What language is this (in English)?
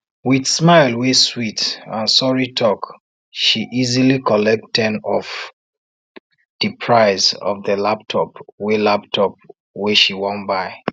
Nigerian Pidgin